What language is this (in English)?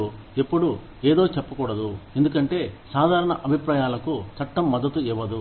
Telugu